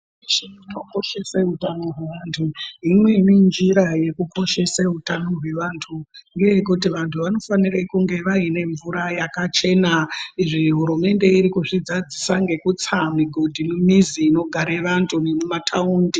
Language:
Ndau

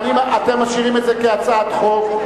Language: Hebrew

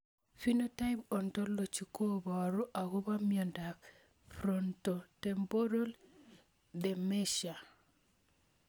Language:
Kalenjin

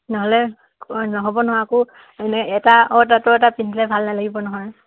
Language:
Assamese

